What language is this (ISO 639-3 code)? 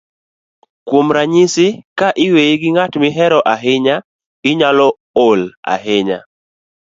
luo